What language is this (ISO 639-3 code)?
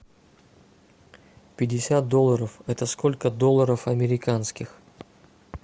rus